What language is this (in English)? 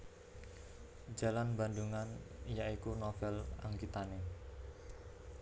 Javanese